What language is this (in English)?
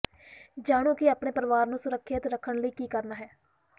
Punjabi